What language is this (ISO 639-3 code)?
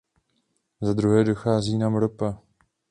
ces